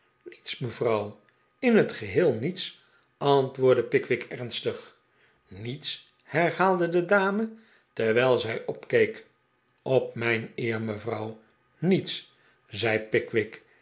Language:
Dutch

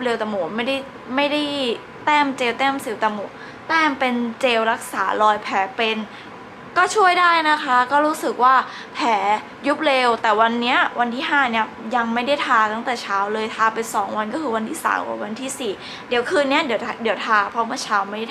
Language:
Thai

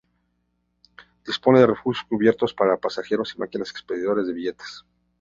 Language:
Spanish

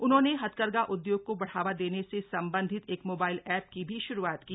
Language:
Hindi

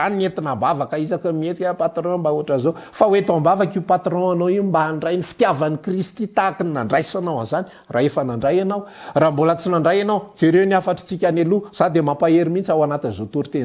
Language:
Dutch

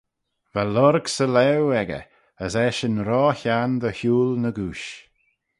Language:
Manx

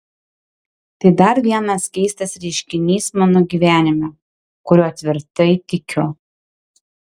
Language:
Lithuanian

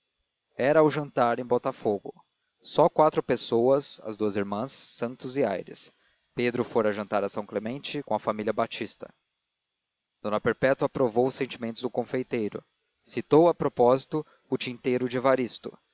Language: Portuguese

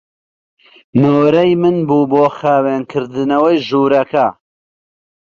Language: Central Kurdish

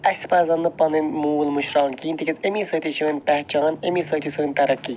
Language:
Kashmiri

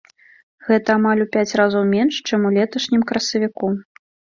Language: Belarusian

